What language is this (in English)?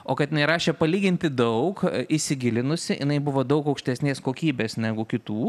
Lithuanian